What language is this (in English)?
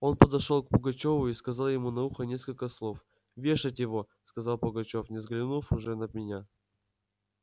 Russian